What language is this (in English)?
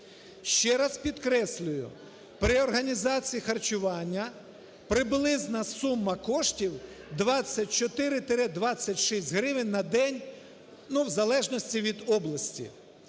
Ukrainian